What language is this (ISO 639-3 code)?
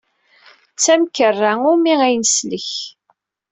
kab